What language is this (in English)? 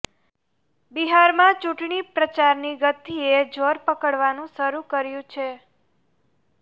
Gujarati